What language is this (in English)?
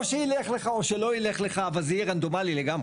Hebrew